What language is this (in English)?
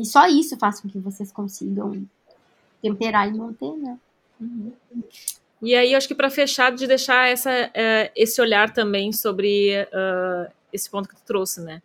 Portuguese